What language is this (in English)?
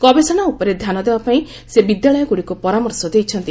Odia